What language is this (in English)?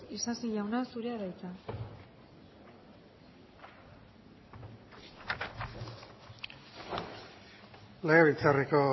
Basque